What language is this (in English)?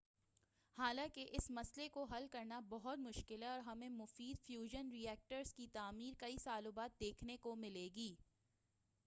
Urdu